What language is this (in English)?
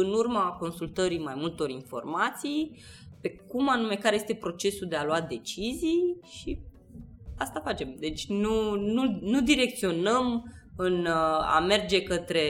Romanian